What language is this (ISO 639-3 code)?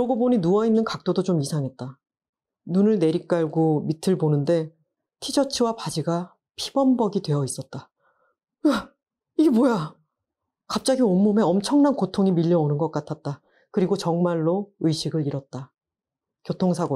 kor